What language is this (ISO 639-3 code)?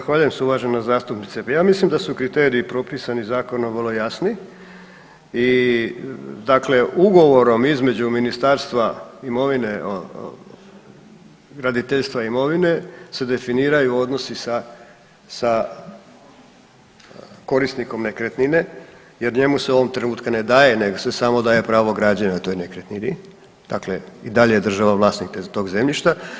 hrv